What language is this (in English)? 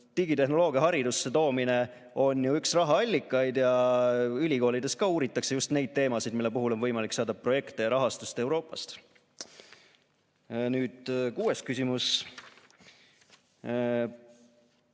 Estonian